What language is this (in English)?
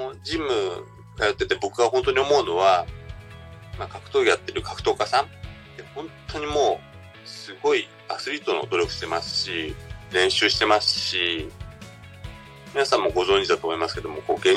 Japanese